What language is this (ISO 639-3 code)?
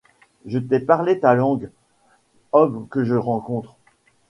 fra